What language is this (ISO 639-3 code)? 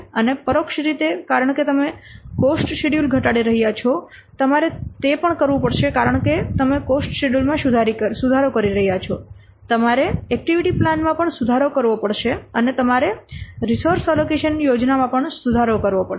guj